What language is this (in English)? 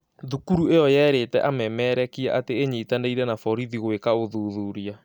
Kikuyu